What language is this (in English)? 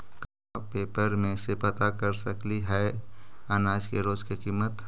Magahi